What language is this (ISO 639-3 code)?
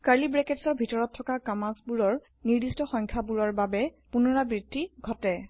asm